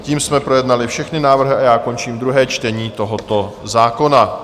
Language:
Czech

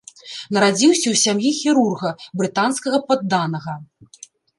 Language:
Belarusian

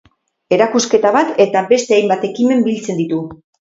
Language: Basque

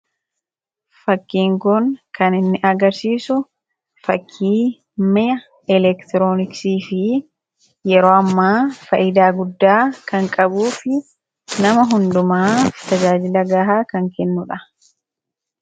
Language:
Oromo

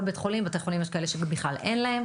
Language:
Hebrew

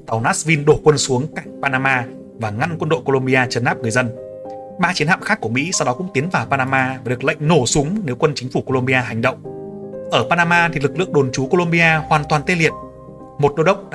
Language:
Vietnamese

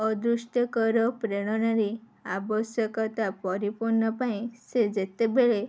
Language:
Odia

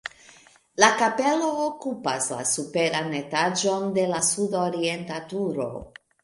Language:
Esperanto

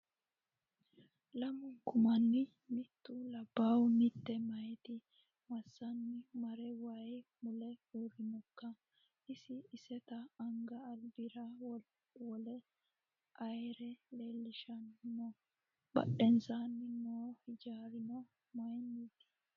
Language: Sidamo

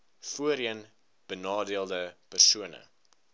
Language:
Afrikaans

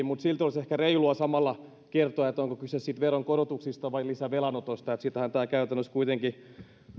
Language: Finnish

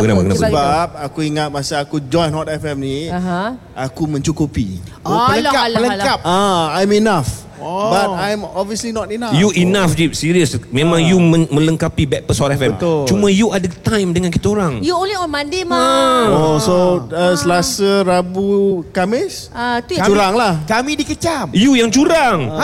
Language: Malay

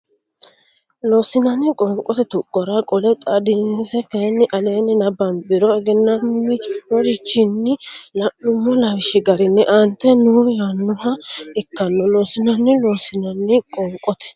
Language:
Sidamo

